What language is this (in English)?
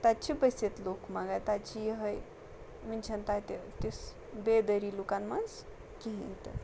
Kashmiri